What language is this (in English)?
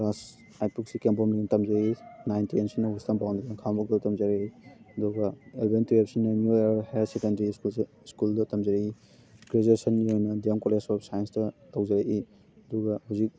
Manipuri